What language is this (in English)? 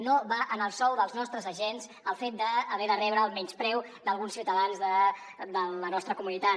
Catalan